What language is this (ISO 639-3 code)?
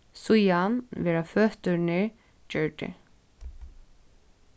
fao